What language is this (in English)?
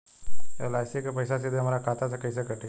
Bhojpuri